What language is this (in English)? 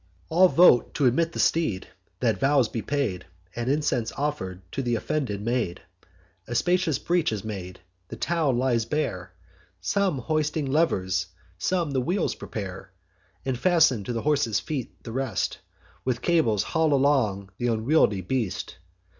English